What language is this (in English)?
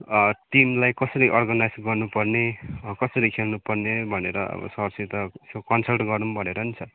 Nepali